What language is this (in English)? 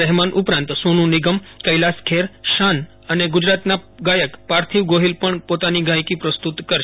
Gujarati